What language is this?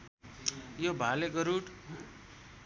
Nepali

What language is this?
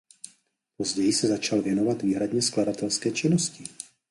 Czech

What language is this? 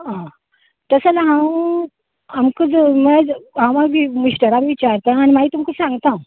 Konkani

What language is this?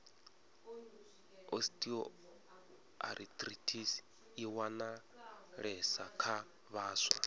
Venda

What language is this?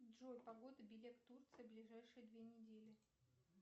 Russian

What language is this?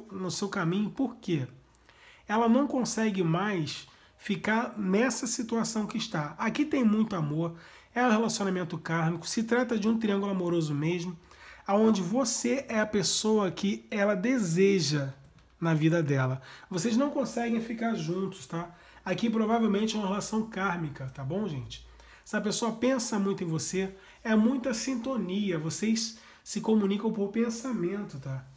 Portuguese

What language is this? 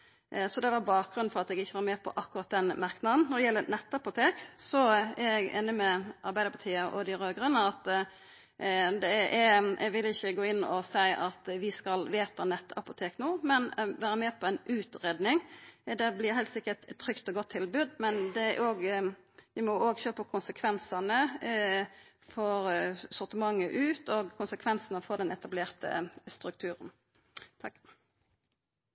Norwegian Nynorsk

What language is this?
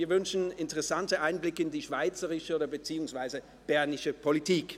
Swiss German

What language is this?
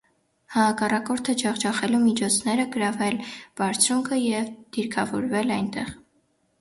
Armenian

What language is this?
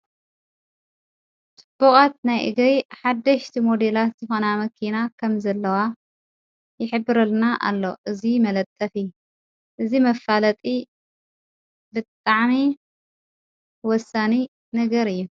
Tigrinya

